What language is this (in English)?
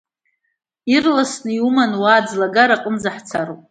Abkhazian